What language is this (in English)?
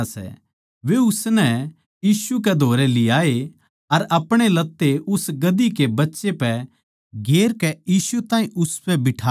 Haryanvi